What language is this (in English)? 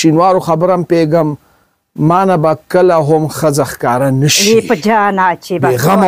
Persian